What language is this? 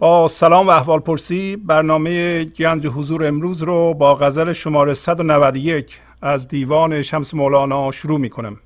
Persian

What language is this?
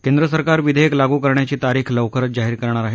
Marathi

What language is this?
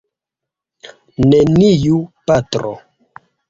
Esperanto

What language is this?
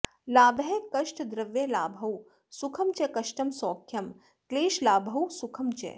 Sanskrit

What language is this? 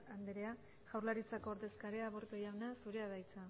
Basque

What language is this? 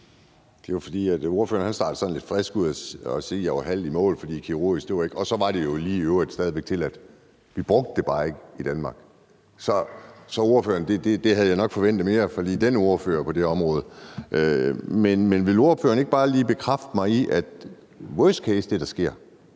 Danish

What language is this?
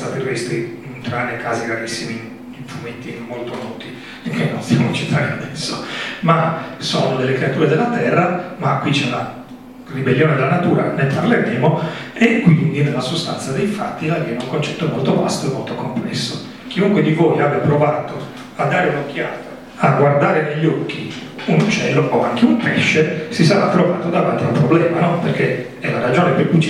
Italian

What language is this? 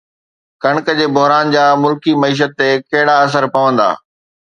Sindhi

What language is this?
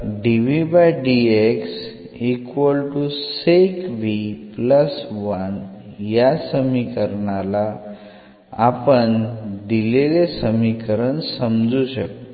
Marathi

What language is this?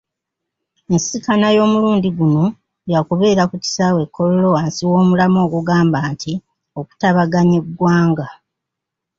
Ganda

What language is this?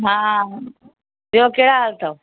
Sindhi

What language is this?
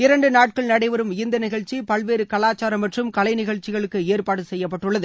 Tamil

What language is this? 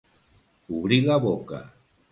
Catalan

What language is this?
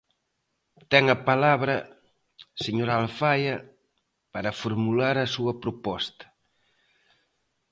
Galician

